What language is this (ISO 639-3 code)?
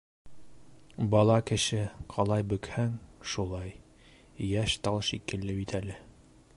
bak